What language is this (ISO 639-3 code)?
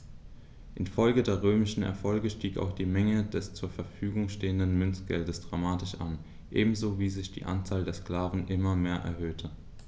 deu